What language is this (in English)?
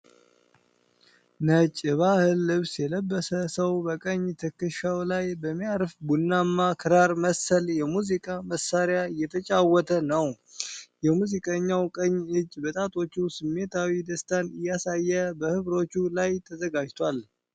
Amharic